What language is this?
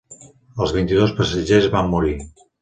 Catalan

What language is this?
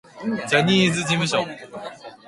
Japanese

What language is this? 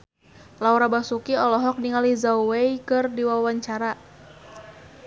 Sundanese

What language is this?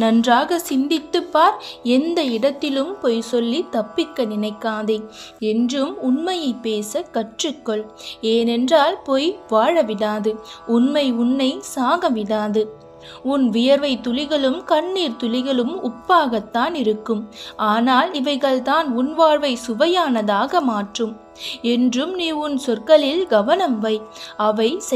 Turkish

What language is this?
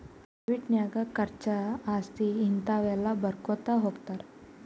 Kannada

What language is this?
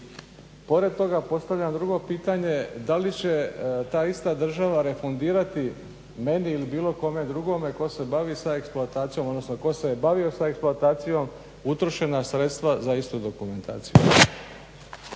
Croatian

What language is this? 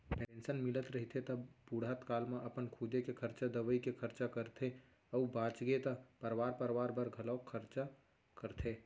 Chhattisgarhi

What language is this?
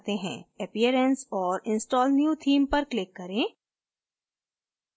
Hindi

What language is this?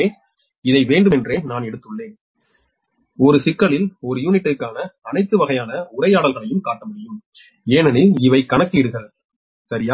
Tamil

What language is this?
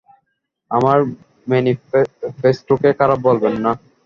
Bangla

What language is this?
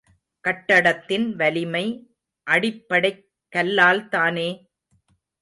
Tamil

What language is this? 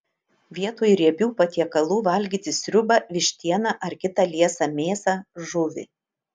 Lithuanian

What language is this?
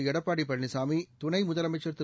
Tamil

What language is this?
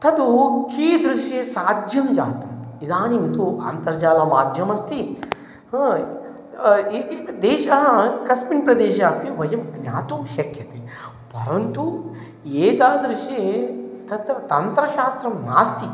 Sanskrit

